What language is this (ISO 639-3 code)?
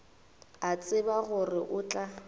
nso